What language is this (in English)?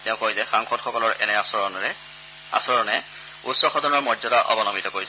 Assamese